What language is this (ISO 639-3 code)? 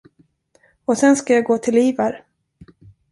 swe